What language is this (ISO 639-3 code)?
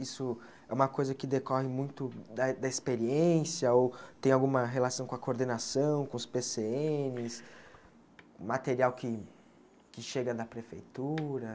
por